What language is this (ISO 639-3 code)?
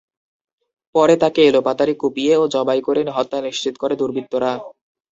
ben